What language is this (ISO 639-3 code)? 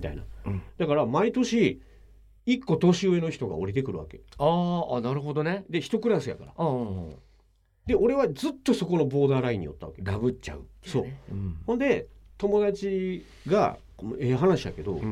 jpn